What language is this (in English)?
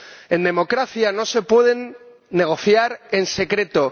Spanish